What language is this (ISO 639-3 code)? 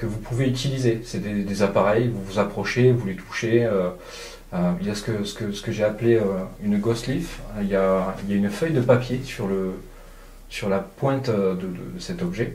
fra